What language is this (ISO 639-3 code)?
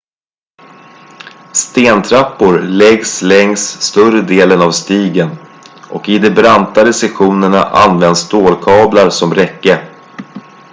swe